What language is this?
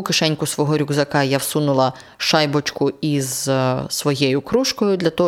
Ukrainian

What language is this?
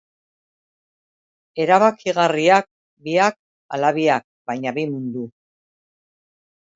Basque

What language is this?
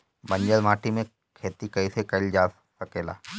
Bhojpuri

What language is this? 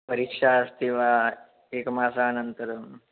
Sanskrit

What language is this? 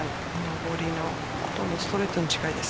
Japanese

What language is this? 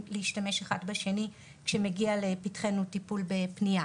Hebrew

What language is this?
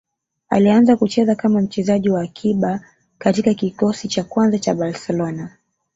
Swahili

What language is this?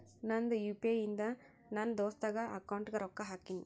Kannada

